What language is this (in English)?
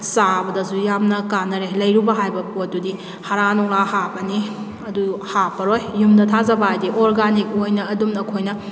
Manipuri